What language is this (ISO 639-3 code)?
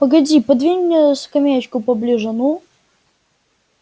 rus